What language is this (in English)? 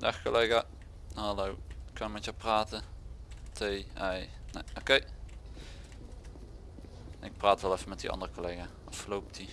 Dutch